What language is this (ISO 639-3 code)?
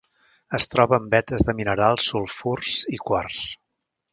cat